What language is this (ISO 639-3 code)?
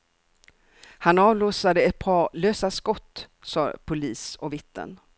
swe